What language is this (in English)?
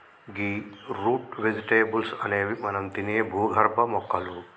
Telugu